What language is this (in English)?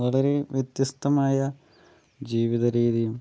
Malayalam